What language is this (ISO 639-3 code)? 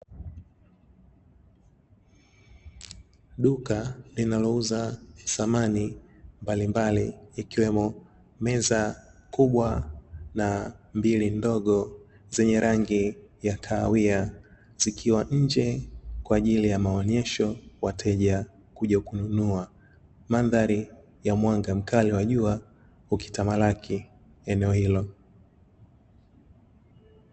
swa